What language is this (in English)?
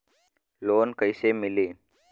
Bhojpuri